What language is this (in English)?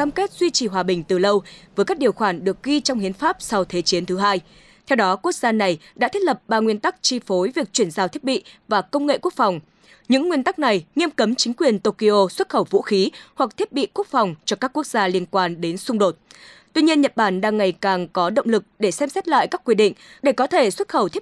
Vietnamese